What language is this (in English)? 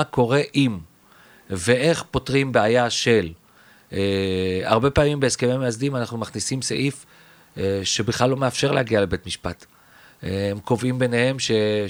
Hebrew